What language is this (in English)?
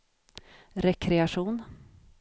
Swedish